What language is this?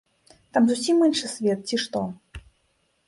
Belarusian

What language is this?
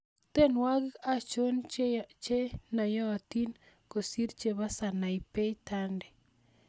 Kalenjin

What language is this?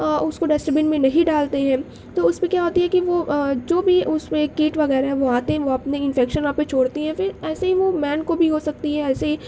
Urdu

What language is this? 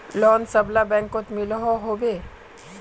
Magahi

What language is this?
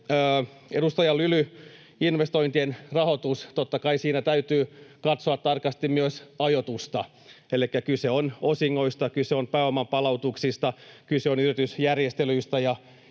Finnish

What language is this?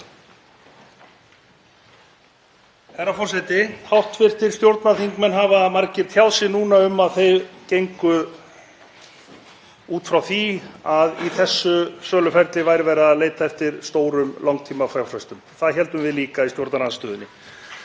Icelandic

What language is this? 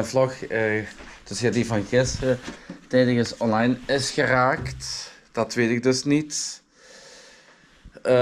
Dutch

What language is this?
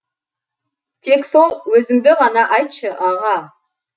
Kazakh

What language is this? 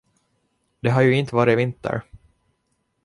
Swedish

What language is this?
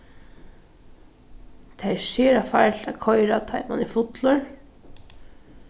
Faroese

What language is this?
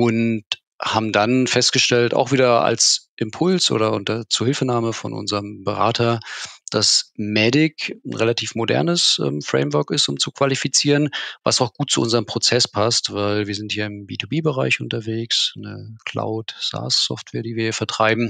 German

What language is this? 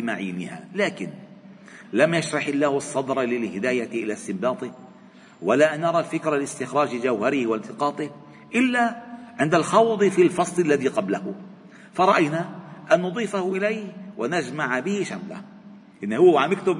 Arabic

